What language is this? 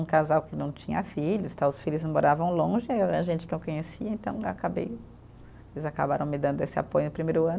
Portuguese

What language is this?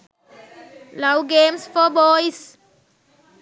Sinhala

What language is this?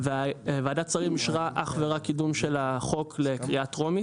Hebrew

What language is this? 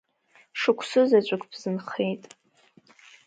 Abkhazian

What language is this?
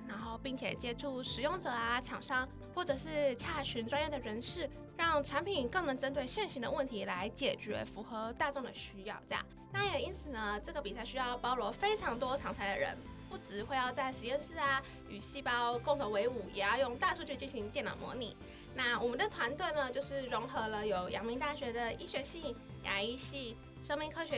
Chinese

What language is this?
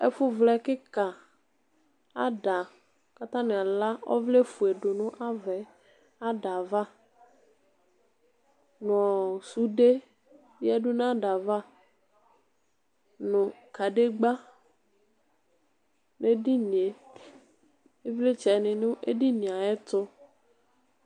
Ikposo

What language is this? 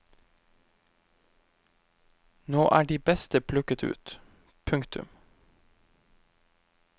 Norwegian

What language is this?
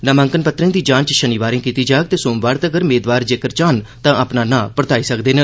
Dogri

